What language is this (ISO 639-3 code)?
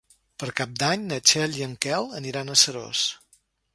cat